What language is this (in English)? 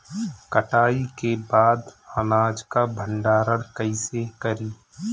Bhojpuri